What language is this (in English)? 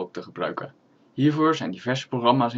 Dutch